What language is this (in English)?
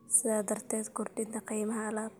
Somali